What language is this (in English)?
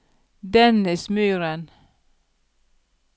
Norwegian